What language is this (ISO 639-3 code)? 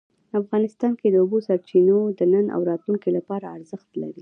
pus